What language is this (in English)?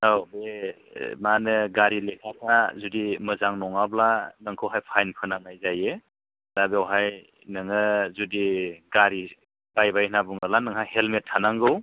Bodo